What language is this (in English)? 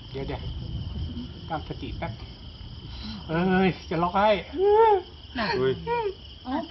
Thai